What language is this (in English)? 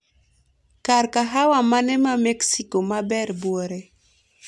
Luo (Kenya and Tanzania)